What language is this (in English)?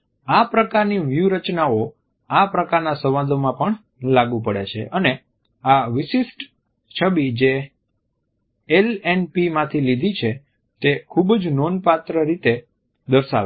Gujarati